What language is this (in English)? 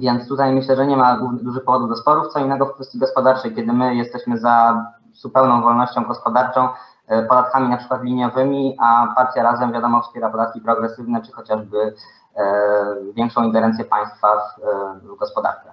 Polish